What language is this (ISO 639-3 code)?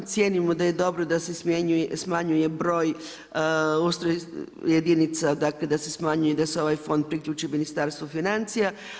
hrv